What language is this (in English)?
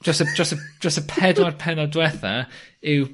Welsh